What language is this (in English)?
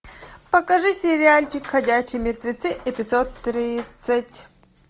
Russian